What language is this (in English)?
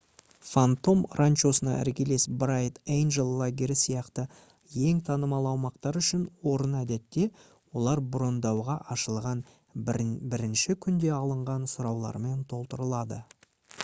Kazakh